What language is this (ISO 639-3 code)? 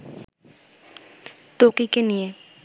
ben